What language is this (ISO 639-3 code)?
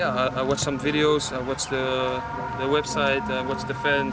ind